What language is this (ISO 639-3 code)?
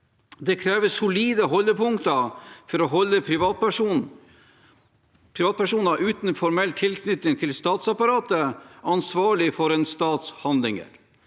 nor